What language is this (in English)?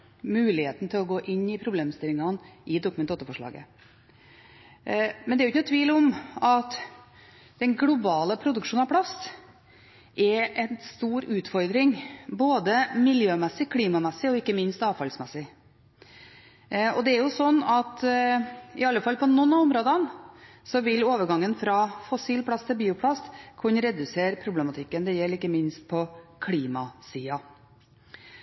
Norwegian Bokmål